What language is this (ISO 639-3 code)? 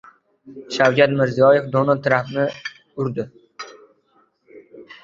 uzb